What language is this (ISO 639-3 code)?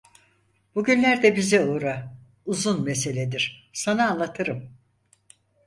tur